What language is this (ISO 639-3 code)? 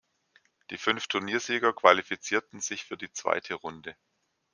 deu